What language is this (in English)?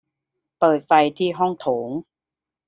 Thai